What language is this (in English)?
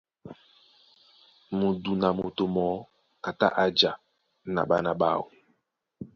Duala